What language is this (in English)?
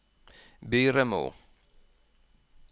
Norwegian